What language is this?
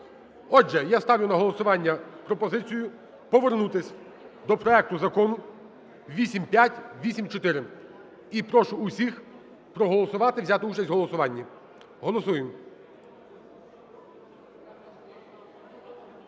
Ukrainian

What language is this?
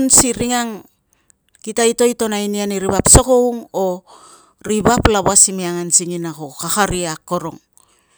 Tungag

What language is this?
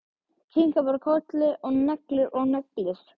Icelandic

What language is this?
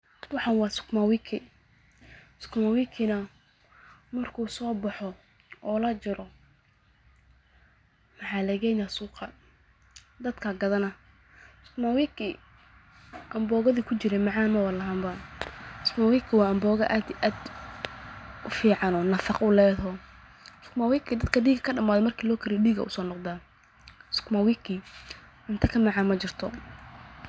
Somali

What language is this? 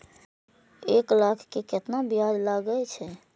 Maithili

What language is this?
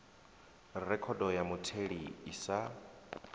Venda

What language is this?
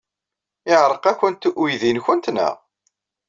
Kabyle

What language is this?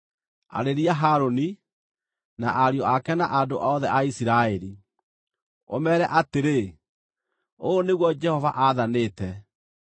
Kikuyu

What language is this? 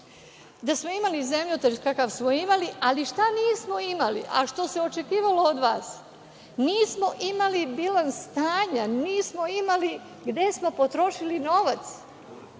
Serbian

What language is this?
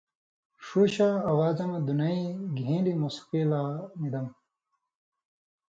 Indus Kohistani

